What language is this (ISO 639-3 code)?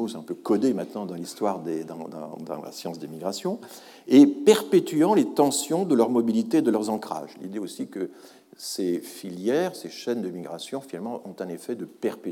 fra